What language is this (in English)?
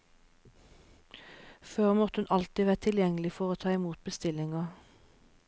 Norwegian